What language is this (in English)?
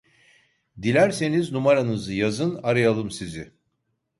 Turkish